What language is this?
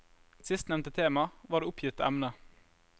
Norwegian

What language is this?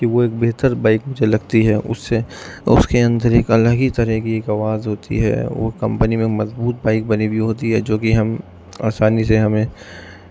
Urdu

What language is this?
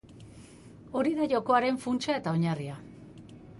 Basque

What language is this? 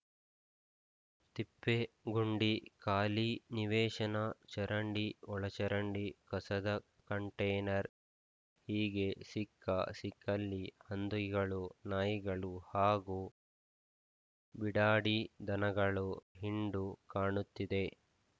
Kannada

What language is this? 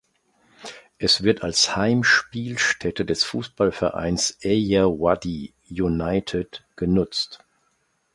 German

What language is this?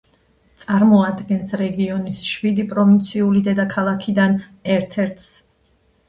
Georgian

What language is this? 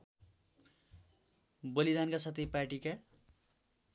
Nepali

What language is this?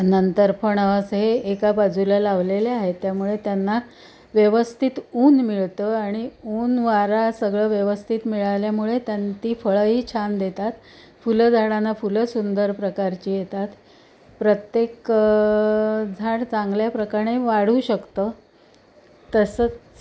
Marathi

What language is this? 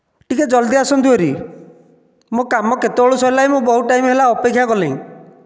Odia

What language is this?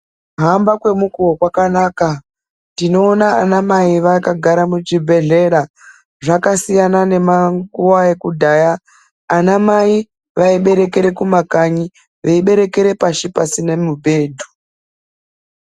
Ndau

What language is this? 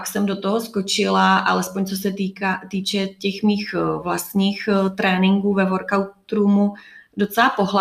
Czech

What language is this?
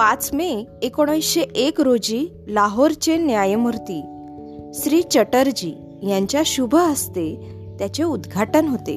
Marathi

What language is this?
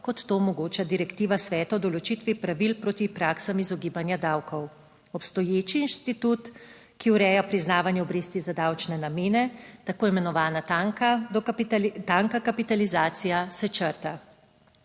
Slovenian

